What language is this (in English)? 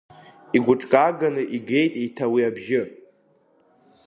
Abkhazian